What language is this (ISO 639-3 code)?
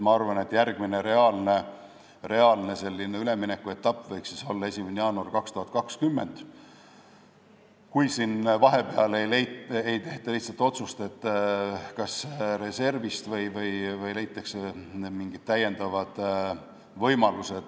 est